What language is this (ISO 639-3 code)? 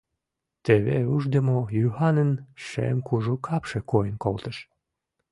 chm